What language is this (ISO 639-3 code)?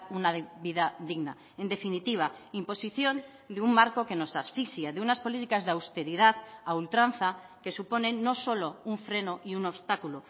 spa